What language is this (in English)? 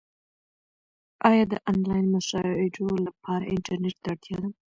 Pashto